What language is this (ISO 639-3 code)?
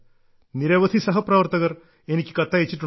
mal